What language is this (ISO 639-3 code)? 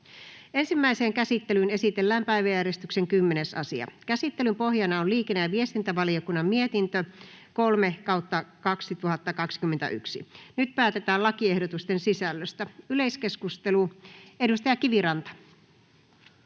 fin